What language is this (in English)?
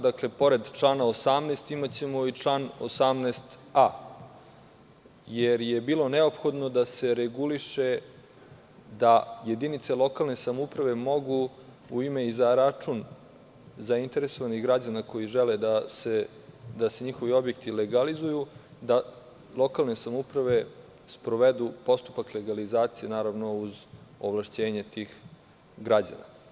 Serbian